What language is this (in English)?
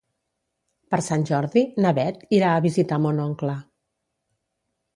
Catalan